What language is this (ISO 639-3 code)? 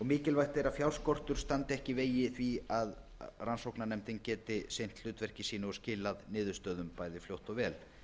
isl